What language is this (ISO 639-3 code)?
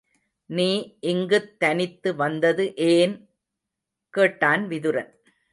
tam